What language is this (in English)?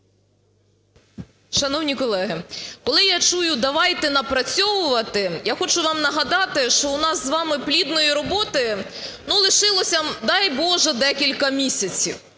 Ukrainian